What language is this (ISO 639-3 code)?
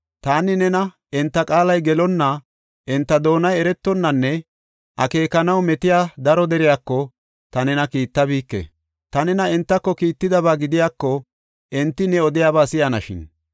gof